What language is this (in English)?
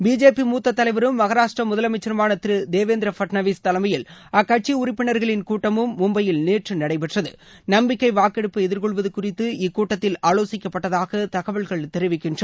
Tamil